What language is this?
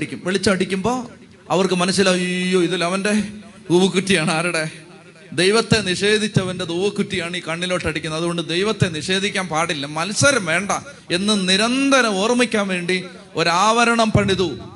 Malayalam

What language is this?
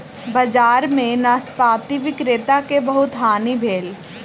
Maithili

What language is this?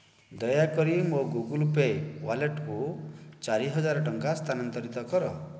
Odia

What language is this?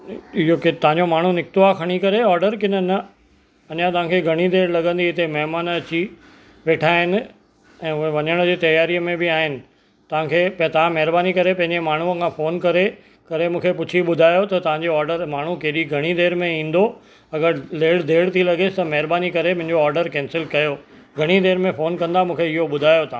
Sindhi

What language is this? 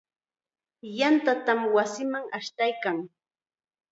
Chiquián Ancash Quechua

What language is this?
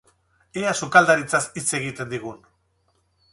Basque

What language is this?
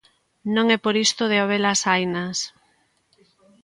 Galician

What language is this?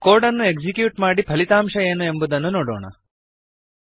Kannada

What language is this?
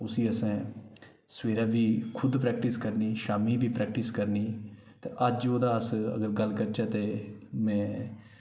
Dogri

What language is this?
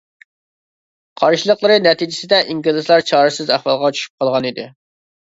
Uyghur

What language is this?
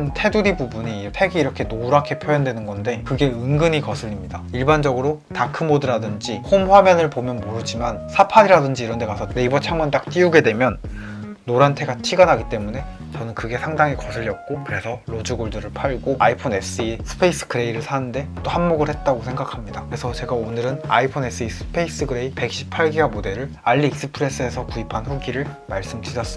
Korean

